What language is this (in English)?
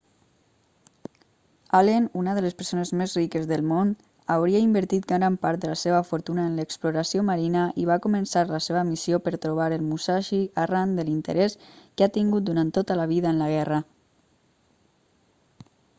Catalan